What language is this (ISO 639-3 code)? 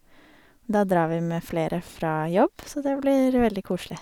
nor